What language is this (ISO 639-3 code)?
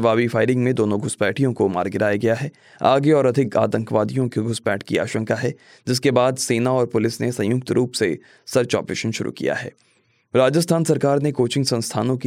hin